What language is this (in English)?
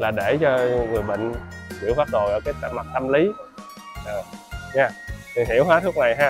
Vietnamese